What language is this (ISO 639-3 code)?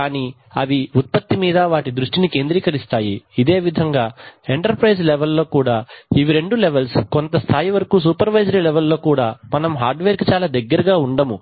tel